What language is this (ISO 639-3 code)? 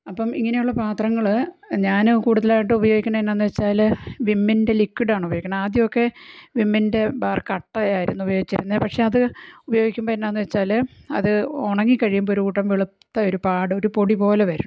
mal